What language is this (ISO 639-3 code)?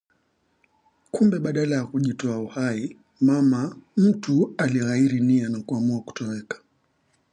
swa